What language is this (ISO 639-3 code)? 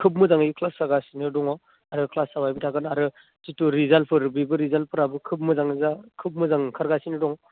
brx